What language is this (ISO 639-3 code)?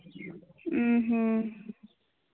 sat